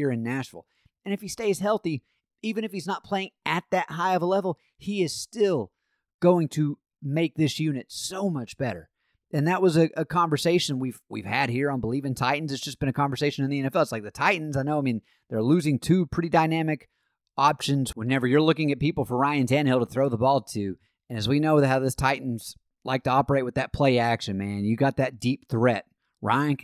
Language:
English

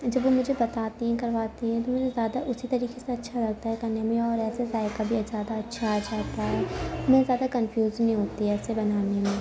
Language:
Urdu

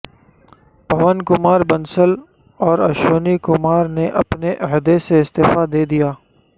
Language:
Urdu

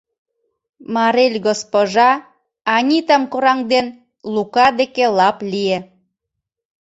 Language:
Mari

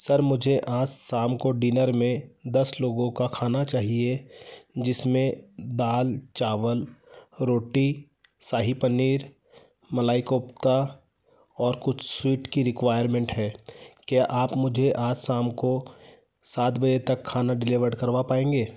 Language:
Hindi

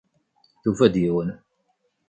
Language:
Kabyle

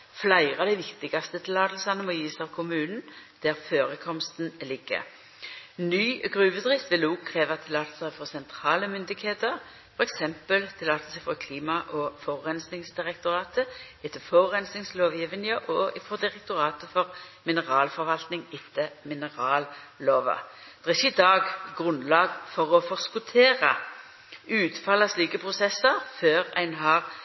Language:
Norwegian Nynorsk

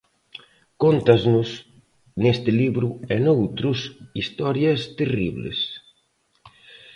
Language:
Galician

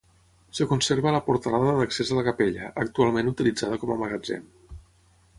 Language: Catalan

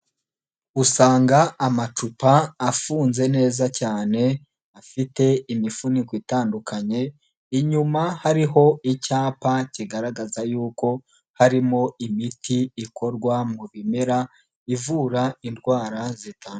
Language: Kinyarwanda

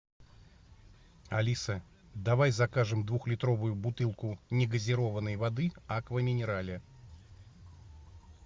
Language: Russian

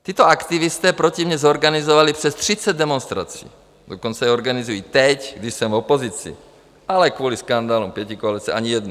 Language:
Czech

